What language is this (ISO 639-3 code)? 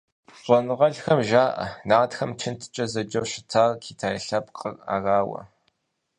kbd